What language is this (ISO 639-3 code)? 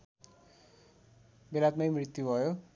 nep